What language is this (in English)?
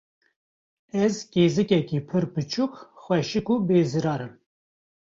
Kurdish